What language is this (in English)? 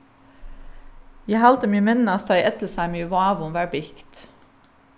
Faroese